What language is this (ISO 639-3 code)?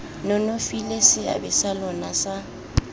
tsn